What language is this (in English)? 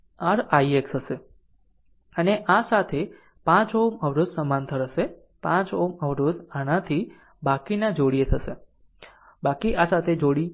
Gujarati